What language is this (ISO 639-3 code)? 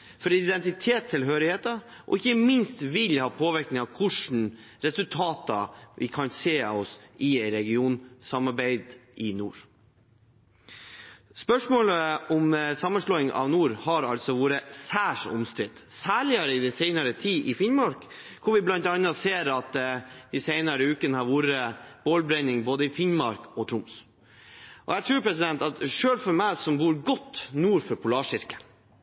nob